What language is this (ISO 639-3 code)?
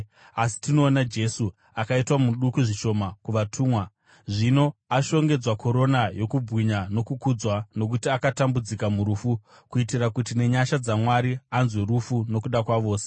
sna